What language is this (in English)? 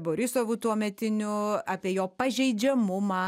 Lithuanian